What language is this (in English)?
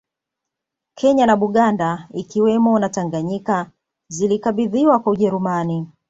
Swahili